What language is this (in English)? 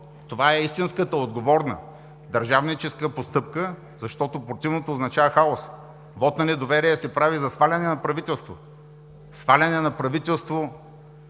Bulgarian